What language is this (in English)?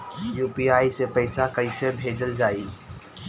Bhojpuri